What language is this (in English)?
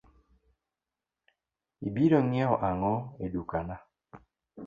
Luo (Kenya and Tanzania)